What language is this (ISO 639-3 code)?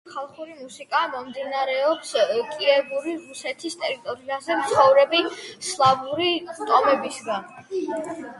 kat